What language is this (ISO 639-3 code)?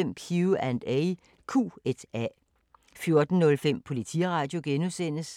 dan